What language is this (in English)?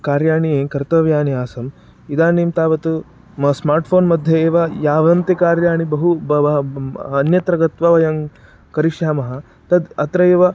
Sanskrit